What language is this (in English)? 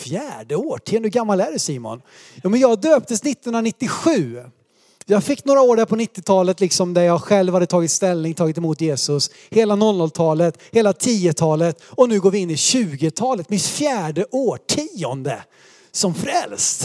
Swedish